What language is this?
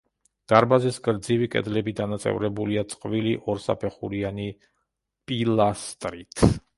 Georgian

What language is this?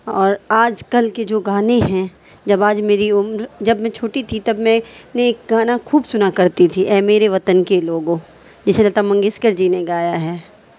Urdu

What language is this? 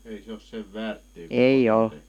Finnish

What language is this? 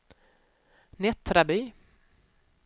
Swedish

